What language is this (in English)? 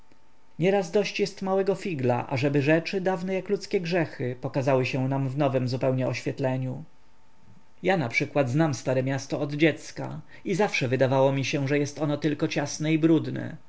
Polish